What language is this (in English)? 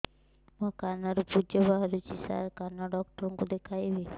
Odia